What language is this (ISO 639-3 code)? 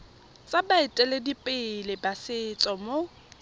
tsn